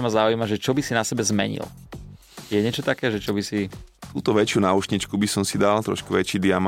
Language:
Slovak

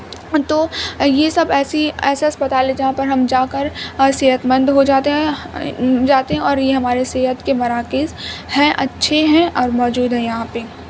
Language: Urdu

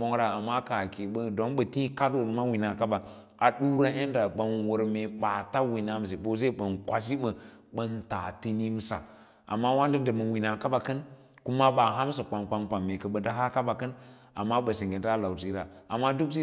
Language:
Lala-Roba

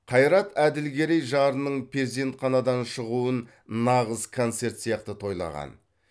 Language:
Kazakh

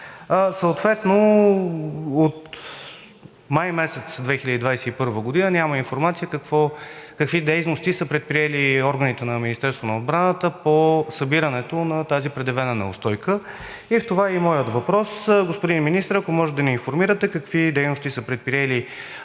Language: Bulgarian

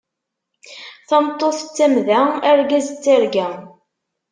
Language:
Kabyle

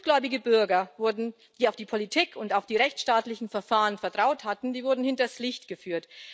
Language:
German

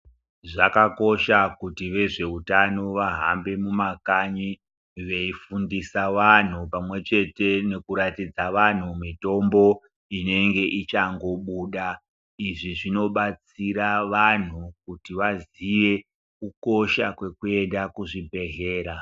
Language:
Ndau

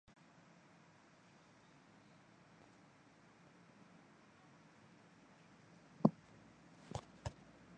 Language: Chinese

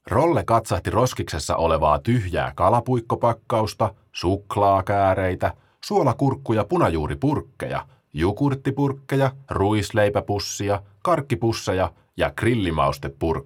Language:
Finnish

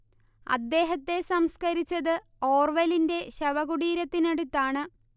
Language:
Malayalam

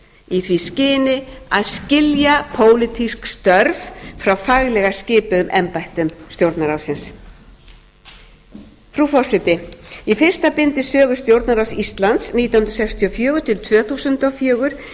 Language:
Icelandic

